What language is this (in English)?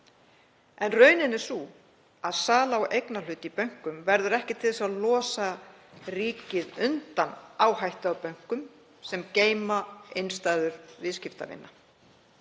Icelandic